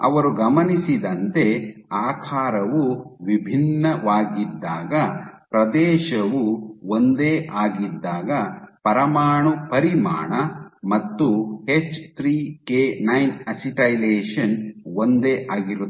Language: Kannada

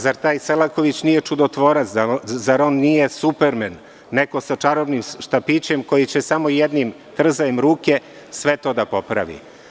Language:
Serbian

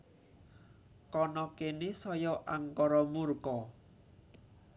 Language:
Javanese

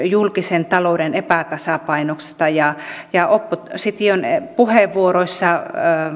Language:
Finnish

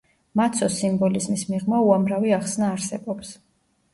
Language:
Georgian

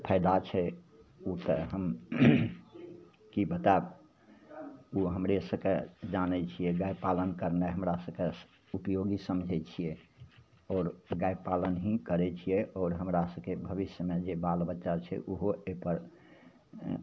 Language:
Maithili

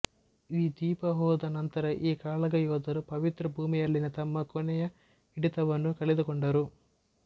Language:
Kannada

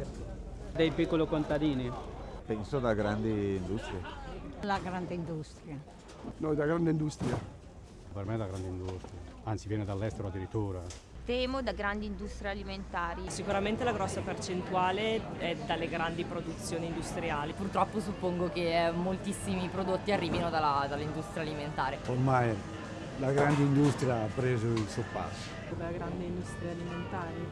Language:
Italian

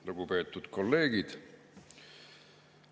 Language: Estonian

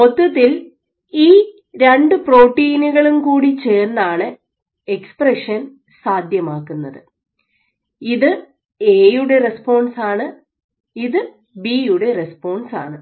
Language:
Malayalam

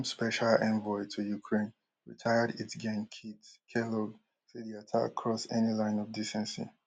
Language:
Nigerian Pidgin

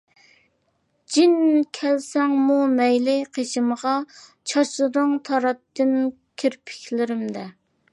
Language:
Uyghur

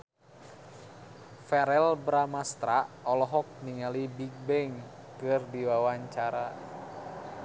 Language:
Sundanese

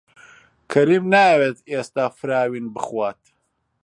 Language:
Central Kurdish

